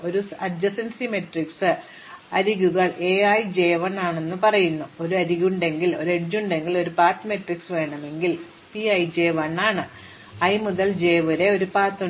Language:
Malayalam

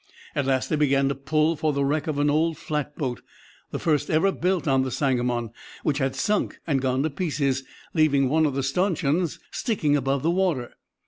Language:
English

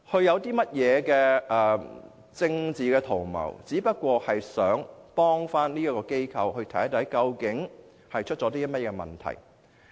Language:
Cantonese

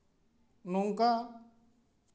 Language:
Santali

